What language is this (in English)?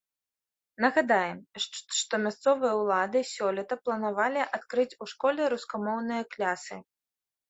Belarusian